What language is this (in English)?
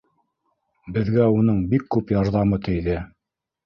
Bashkir